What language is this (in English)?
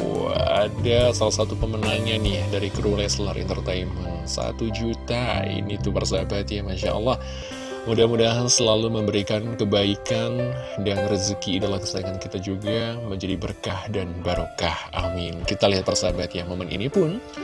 Indonesian